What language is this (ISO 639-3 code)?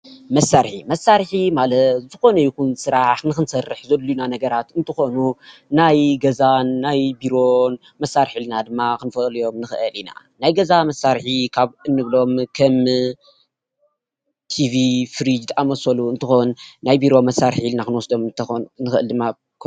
tir